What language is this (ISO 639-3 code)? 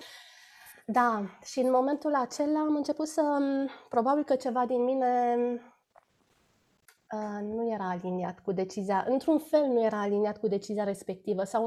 ron